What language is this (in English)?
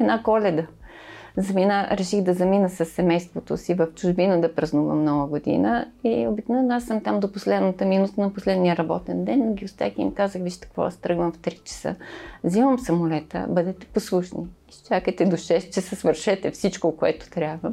Bulgarian